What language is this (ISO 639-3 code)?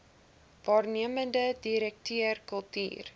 afr